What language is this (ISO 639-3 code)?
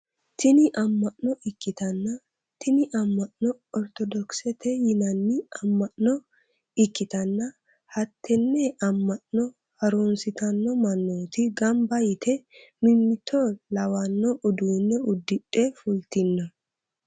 sid